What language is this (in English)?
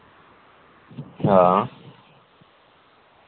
Dogri